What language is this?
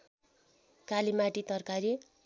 Nepali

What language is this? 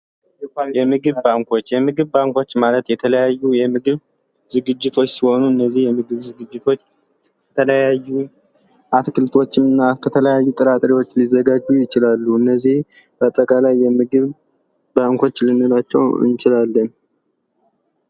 Amharic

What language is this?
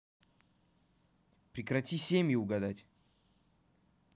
Russian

